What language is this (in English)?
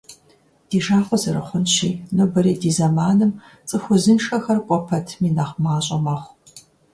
Kabardian